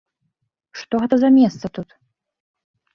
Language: Belarusian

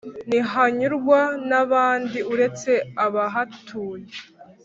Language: Kinyarwanda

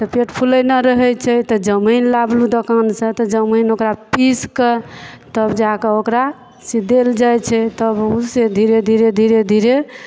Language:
Maithili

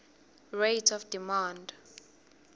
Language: Swati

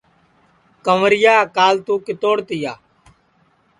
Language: Sansi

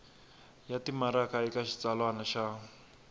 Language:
Tsonga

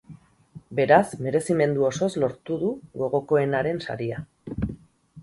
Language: Basque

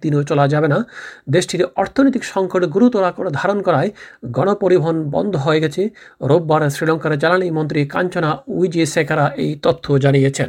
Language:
Bangla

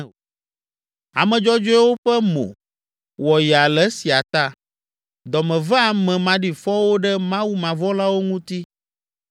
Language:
Ewe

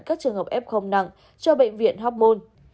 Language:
Vietnamese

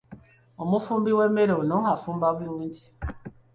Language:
Ganda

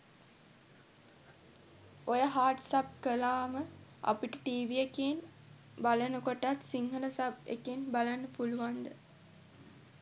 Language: Sinhala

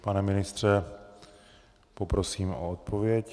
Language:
Czech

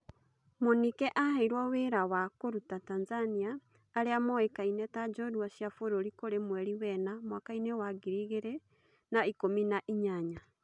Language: Kikuyu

